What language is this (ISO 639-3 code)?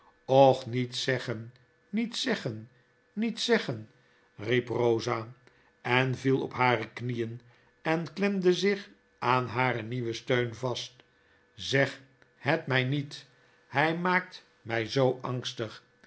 nld